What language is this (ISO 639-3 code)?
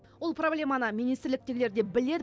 kaz